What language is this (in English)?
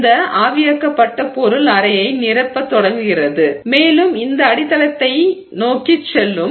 Tamil